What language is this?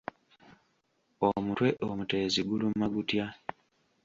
Ganda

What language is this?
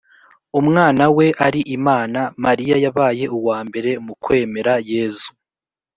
Kinyarwanda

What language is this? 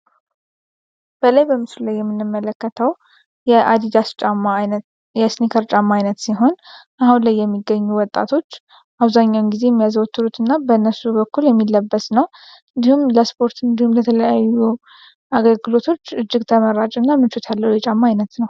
Amharic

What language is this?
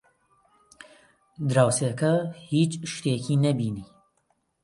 Central Kurdish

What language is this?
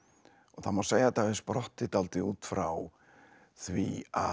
Icelandic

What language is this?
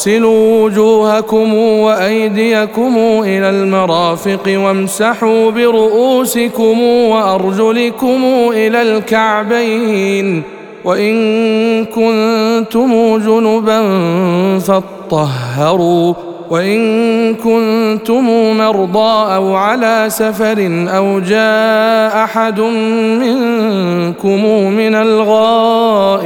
Arabic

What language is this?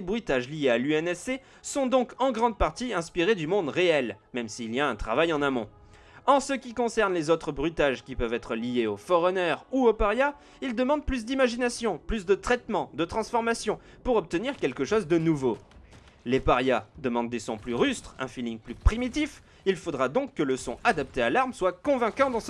French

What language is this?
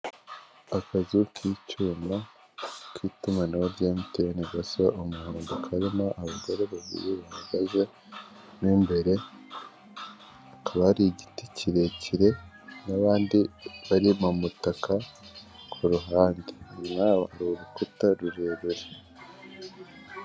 Kinyarwanda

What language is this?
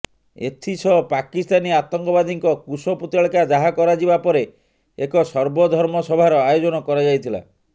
Odia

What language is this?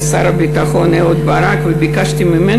Hebrew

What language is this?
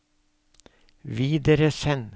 Norwegian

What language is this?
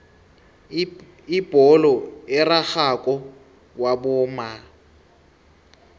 South Ndebele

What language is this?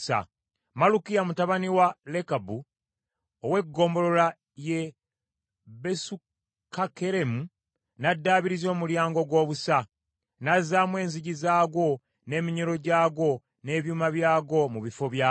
Ganda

